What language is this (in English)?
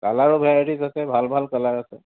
Assamese